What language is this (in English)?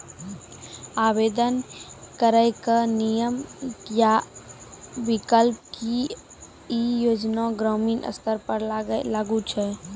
Maithili